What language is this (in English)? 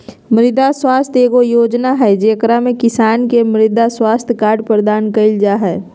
Magahi